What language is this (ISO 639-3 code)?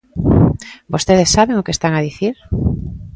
glg